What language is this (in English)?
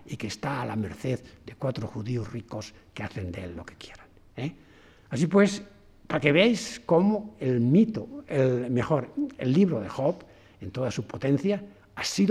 Spanish